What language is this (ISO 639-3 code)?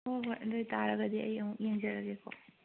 mni